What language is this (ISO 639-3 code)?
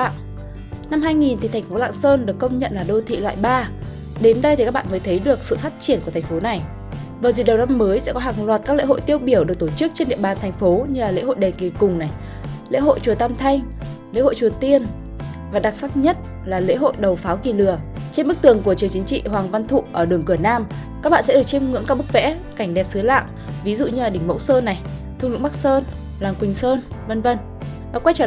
vie